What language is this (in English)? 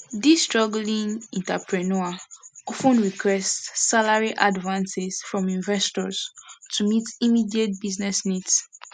Nigerian Pidgin